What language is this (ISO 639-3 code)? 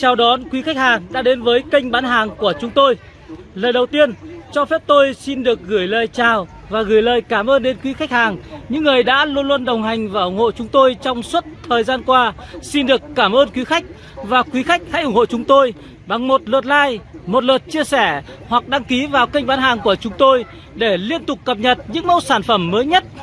vie